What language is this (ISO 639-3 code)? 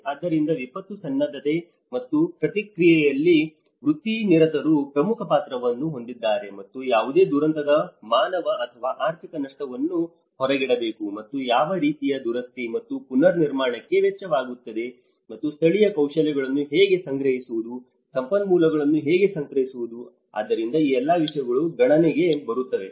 kan